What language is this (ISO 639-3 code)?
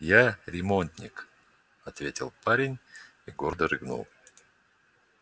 rus